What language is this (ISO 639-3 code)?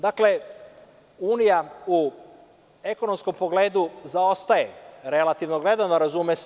srp